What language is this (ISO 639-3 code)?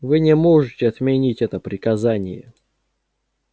rus